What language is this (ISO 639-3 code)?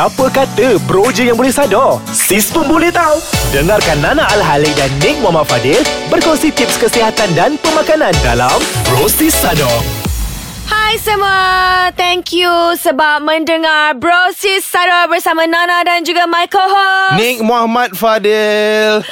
msa